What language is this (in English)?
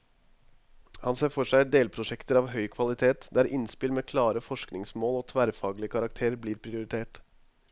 Norwegian